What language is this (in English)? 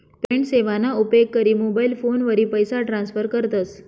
Marathi